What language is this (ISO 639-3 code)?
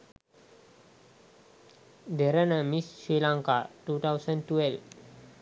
sin